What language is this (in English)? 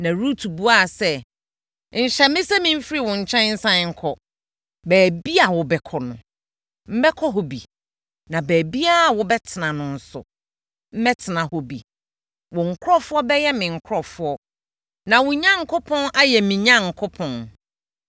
Akan